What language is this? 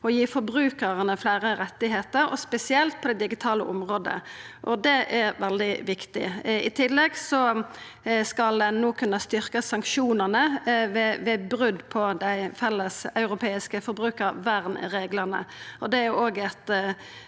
Norwegian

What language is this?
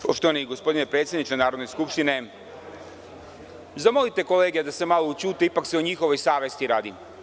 Serbian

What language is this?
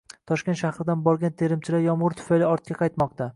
Uzbek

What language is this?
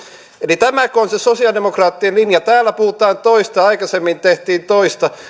Finnish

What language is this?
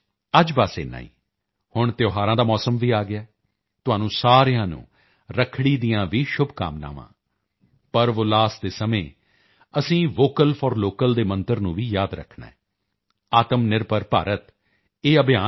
Punjabi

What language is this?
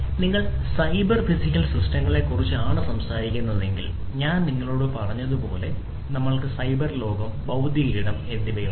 Malayalam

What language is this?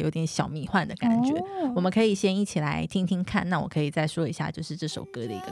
Chinese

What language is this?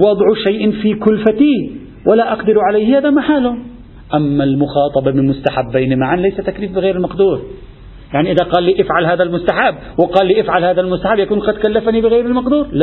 Arabic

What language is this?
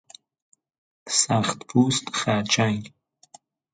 Persian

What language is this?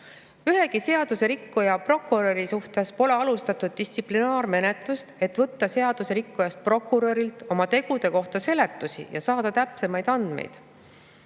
Estonian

